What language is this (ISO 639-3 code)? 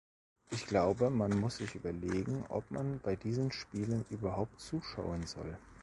deu